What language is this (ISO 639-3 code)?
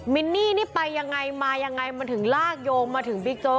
tha